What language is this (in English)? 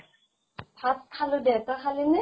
Assamese